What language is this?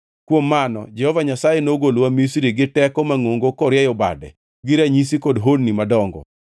Luo (Kenya and Tanzania)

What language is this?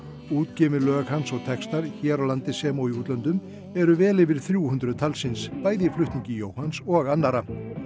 Icelandic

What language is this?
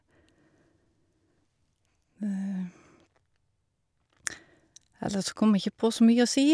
Norwegian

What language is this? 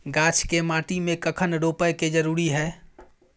Maithili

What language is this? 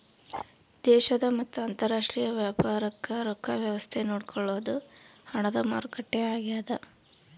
Kannada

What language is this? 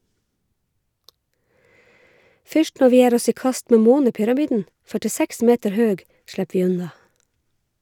Norwegian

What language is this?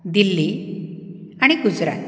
Konkani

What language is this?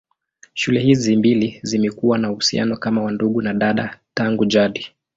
Swahili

